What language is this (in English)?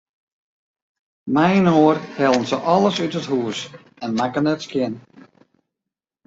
Western Frisian